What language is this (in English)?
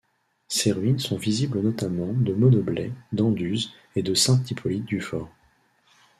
French